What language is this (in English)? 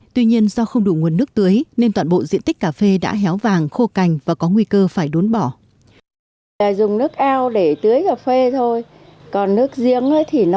Vietnamese